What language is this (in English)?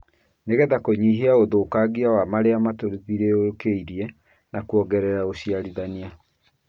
Kikuyu